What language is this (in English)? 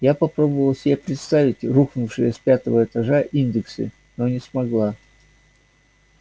Russian